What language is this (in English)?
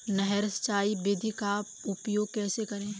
Hindi